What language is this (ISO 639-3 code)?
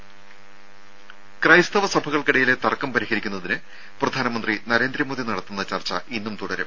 mal